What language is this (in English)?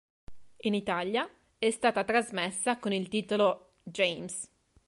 Italian